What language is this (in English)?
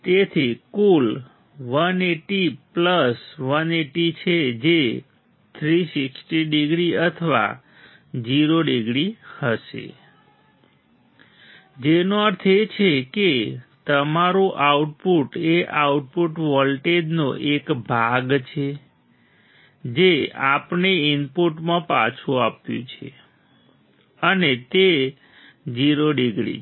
Gujarati